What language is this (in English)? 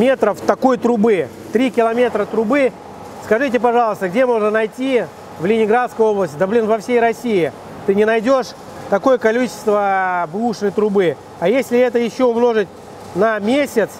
Russian